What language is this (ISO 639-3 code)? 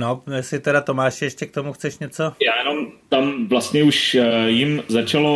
ces